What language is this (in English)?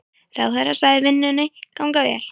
Icelandic